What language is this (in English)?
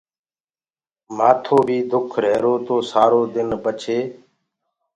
Gurgula